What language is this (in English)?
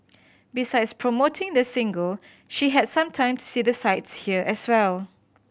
English